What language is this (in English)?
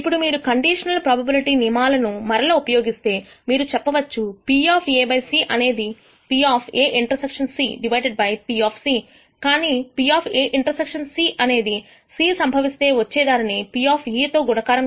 Telugu